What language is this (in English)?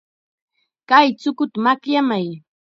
Chiquián Ancash Quechua